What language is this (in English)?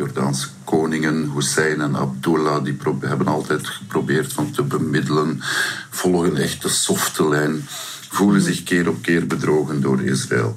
Dutch